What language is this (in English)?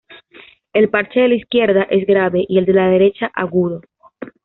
Spanish